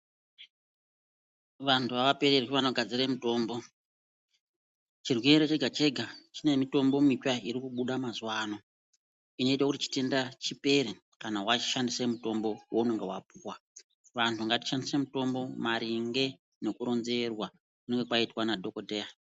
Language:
Ndau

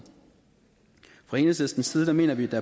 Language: Danish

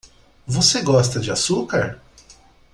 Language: Portuguese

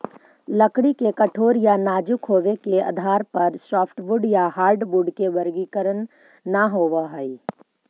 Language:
Magahi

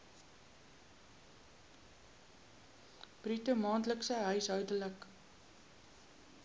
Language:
Afrikaans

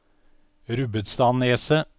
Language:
Norwegian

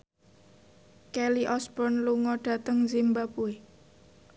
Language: Javanese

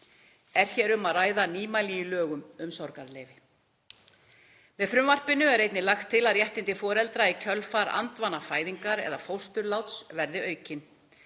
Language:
Icelandic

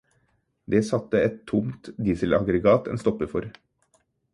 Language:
Norwegian Bokmål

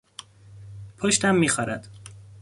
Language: Persian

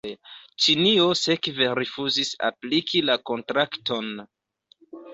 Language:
Esperanto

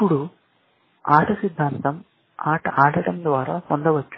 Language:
Telugu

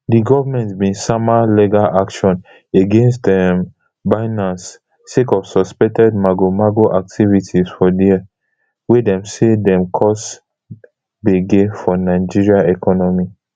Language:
Nigerian Pidgin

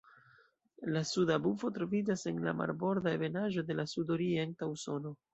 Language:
Esperanto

